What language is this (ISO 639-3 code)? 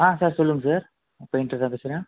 tam